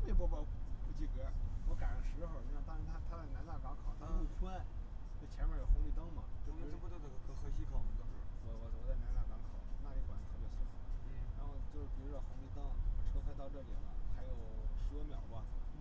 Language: Chinese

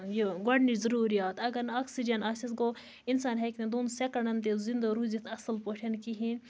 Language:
Kashmiri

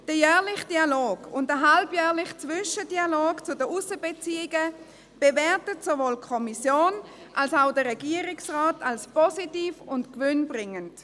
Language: Swiss German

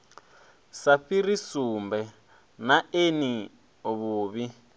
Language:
Venda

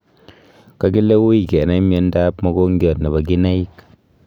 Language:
Kalenjin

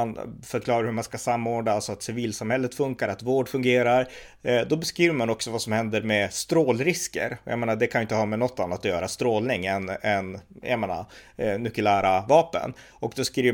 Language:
Swedish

